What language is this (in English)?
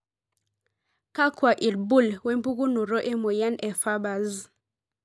Masai